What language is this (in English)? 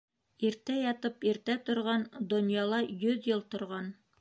Bashkir